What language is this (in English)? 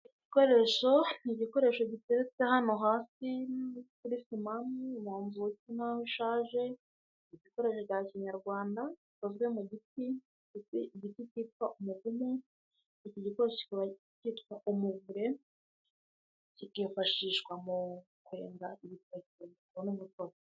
Kinyarwanda